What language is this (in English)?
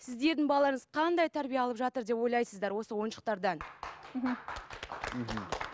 Kazakh